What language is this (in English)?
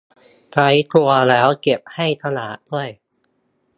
Thai